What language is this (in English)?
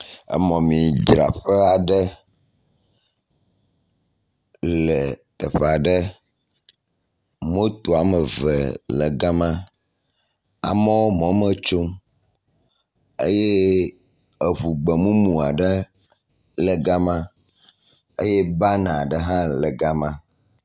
Ewe